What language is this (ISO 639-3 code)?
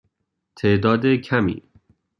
fas